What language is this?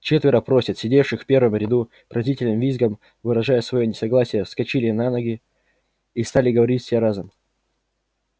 Russian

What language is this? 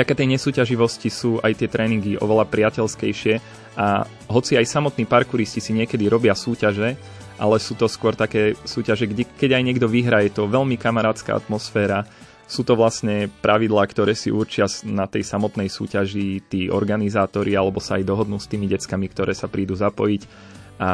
Slovak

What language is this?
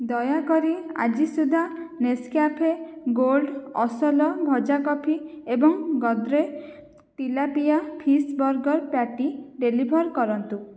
Odia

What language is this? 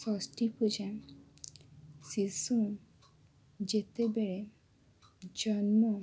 Odia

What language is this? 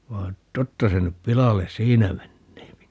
Finnish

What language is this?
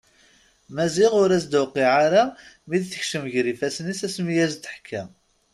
Kabyle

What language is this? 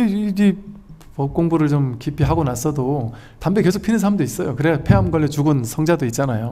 Korean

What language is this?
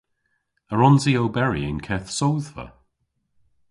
Cornish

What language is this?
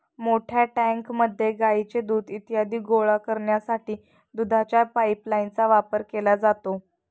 Marathi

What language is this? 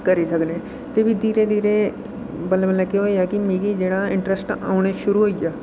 Dogri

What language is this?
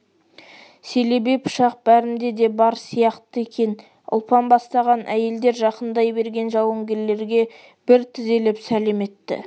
Kazakh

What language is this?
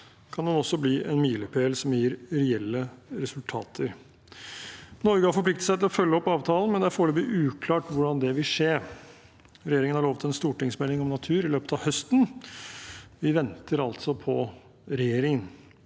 Norwegian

